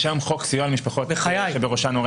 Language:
Hebrew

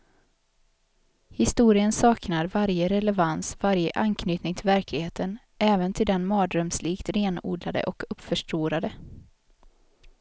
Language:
Swedish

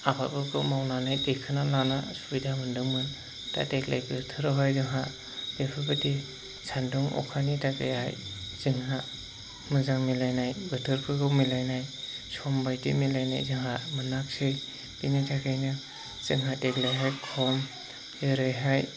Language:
Bodo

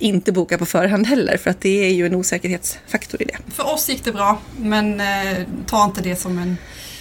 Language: Swedish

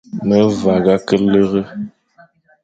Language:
Fang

